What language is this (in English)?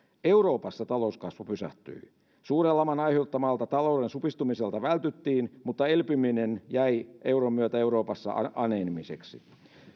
Finnish